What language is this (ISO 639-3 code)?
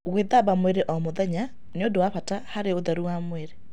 kik